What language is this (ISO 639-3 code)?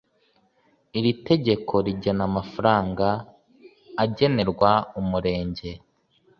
kin